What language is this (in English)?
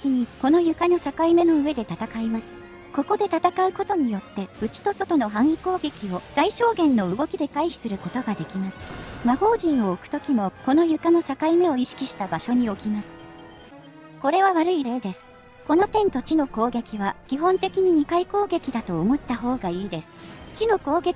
Japanese